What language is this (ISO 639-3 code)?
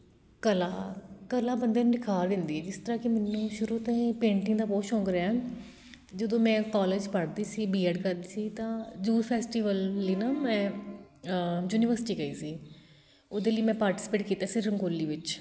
pan